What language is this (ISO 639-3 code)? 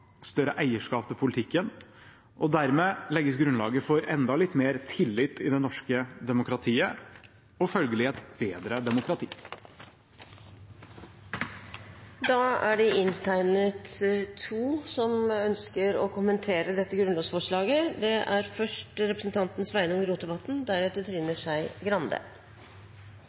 nor